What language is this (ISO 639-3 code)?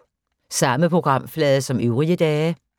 dan